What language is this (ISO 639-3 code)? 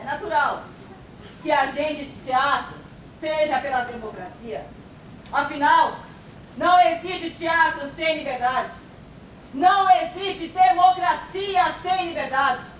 por